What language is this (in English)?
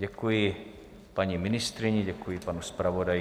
Czech